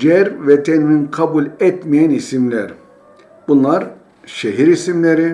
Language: Turkish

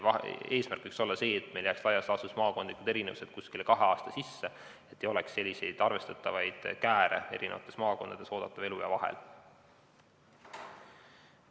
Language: Estonian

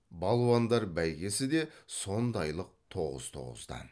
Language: Kazakh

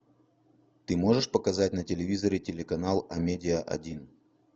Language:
Russian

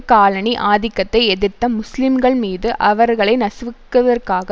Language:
Tamil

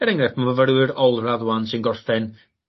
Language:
Welsh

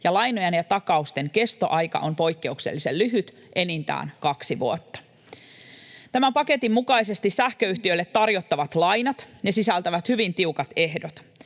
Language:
Finnish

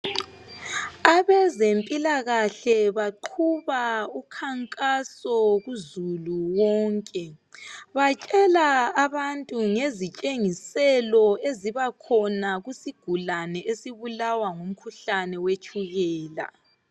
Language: North Ndebele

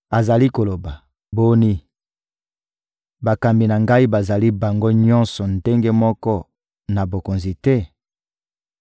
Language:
Lingala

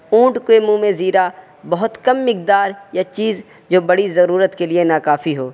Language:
Urdu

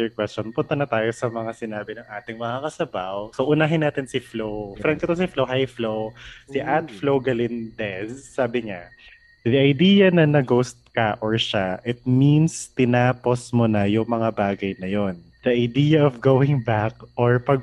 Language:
Filipino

